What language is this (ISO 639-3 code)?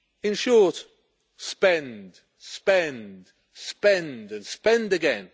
eng